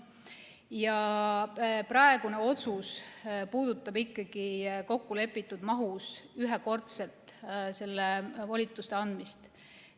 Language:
Estonian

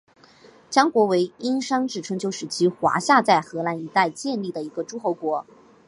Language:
Chinese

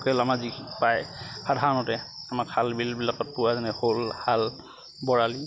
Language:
Assamese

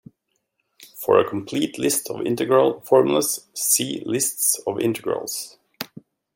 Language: English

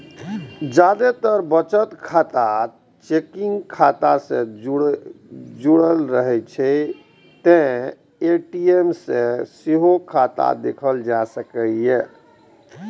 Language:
Maithili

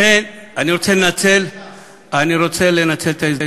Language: Hebrew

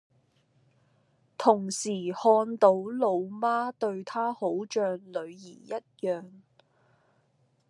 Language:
Cantonese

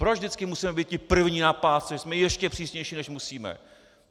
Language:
Czech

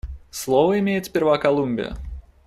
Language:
Russian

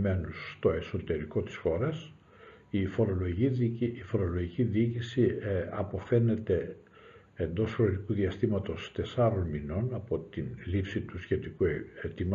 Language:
Greek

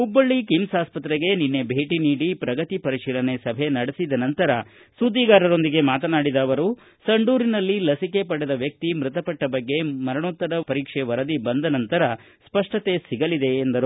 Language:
Kannada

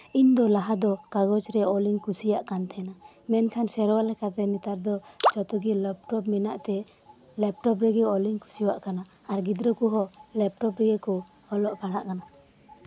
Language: Santali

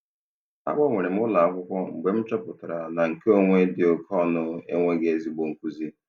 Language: Igbo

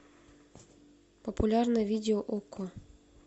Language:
Russian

